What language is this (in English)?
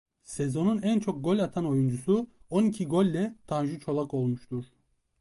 Turkish